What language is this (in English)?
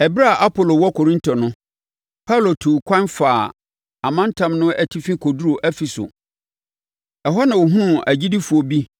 Akan